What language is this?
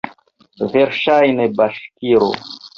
Esperanto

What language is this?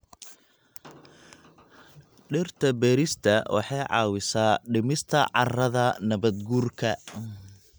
Somali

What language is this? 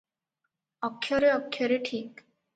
Odia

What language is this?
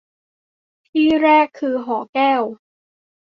Thai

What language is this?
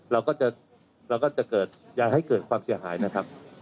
Thai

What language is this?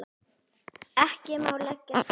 Icelandic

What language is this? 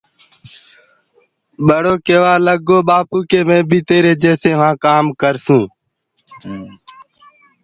Gurgula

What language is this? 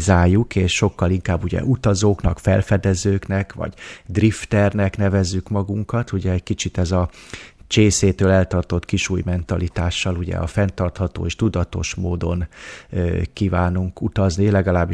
Hungarian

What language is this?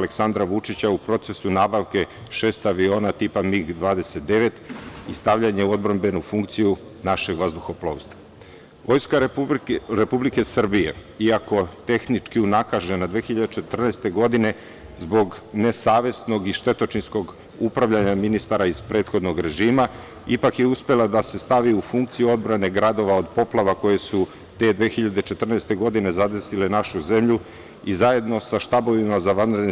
Serbian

